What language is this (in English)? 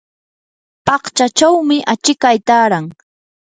Yanahuanca Pasco Quechua